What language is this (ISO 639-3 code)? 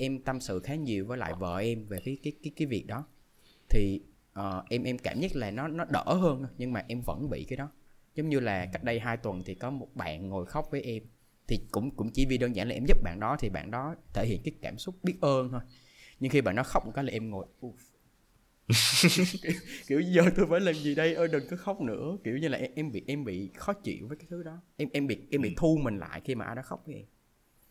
vie